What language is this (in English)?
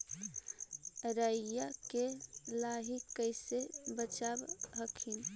Magahi